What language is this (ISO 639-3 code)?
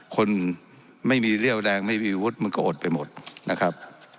tha